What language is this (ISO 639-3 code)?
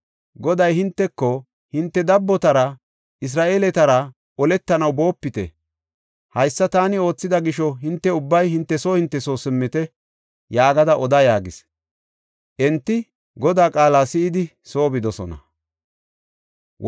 gof